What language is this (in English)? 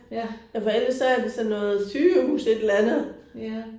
Danish